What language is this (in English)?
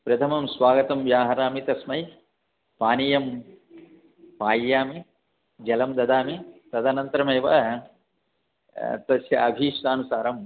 Sanskrit